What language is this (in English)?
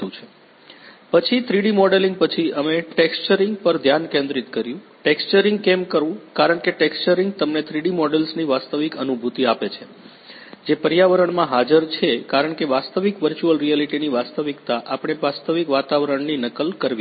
Gujarati